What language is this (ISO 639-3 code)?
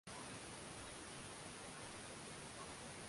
swa